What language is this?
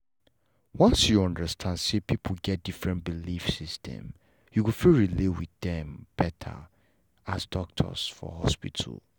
Nigerian Pidgin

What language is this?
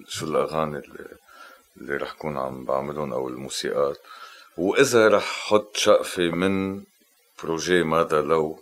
Arabic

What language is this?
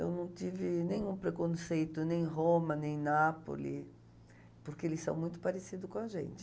Portuguese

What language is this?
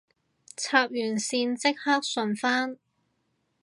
Cantonese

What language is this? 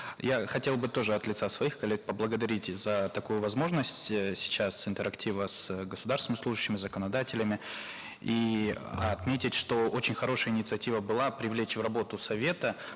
Kazakh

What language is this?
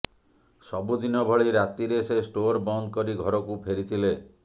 Odia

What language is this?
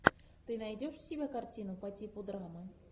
Russian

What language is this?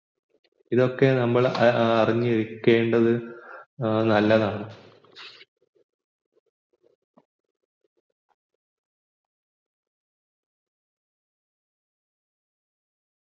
Malayalam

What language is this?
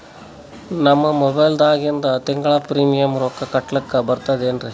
Kannada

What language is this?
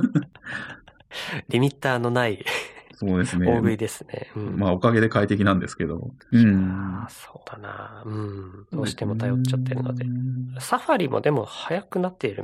Japanese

